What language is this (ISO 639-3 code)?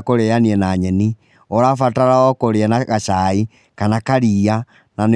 kik